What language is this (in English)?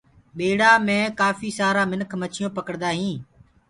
Gurgula